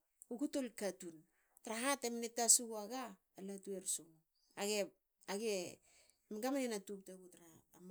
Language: Hakö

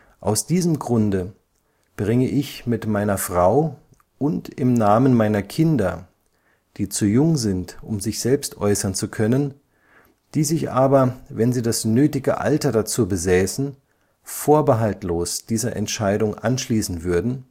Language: German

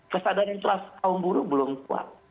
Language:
Indonesian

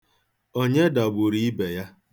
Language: Igbo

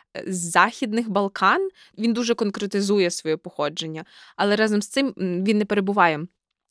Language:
Ukrainian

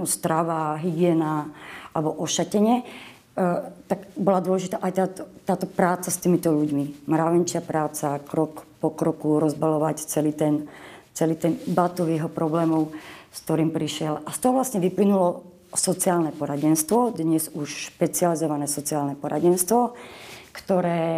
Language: Slovak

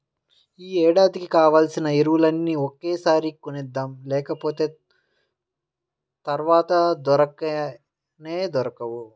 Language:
Telugu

